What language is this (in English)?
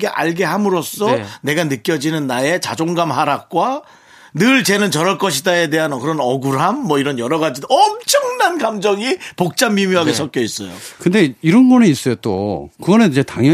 Korean